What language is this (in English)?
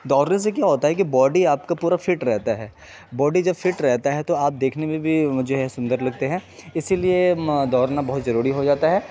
Urdu